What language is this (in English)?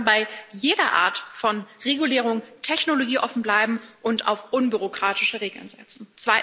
German